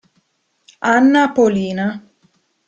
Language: Italian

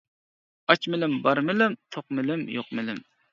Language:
Uyghur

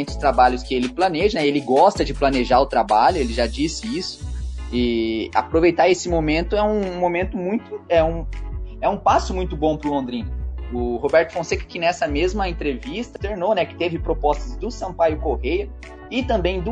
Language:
Portuguese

